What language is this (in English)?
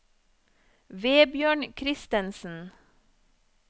Norwegian